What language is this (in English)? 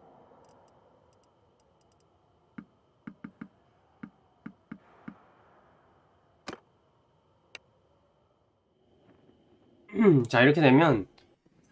Korean